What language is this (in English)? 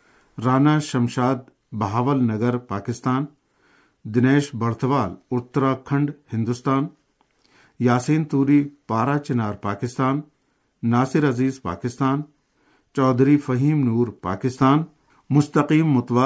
Urdu